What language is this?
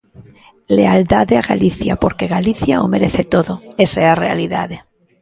Galician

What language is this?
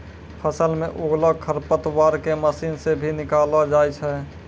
Maithili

